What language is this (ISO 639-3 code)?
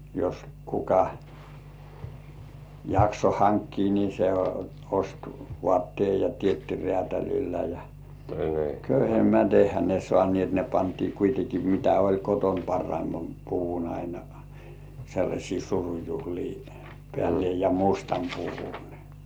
fin